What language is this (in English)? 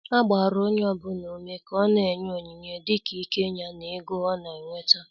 Igbo